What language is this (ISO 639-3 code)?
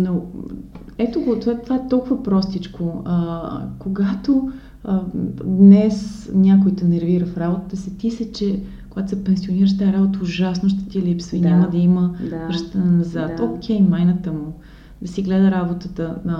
bul